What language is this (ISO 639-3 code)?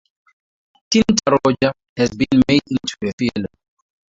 eng